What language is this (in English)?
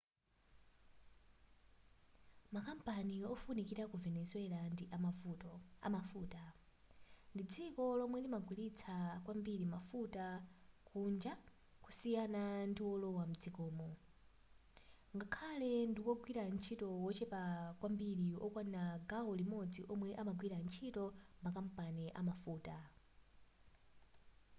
Nyanja